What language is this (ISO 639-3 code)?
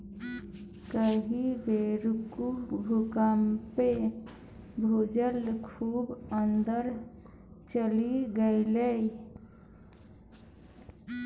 mai